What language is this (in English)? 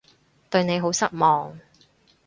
Cantonese